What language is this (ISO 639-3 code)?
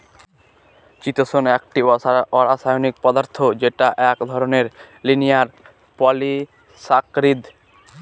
ben